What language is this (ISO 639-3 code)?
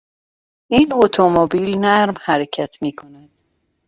fas